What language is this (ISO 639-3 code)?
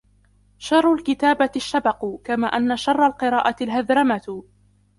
ara